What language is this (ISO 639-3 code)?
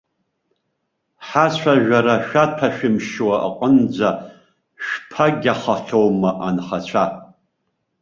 abk